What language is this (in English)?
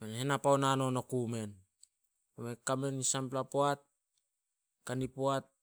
Solos